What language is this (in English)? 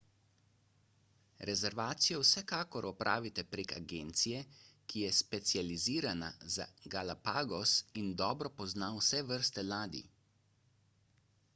Slovenian